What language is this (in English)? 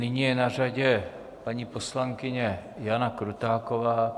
Czech